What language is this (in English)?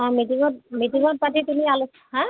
Assamese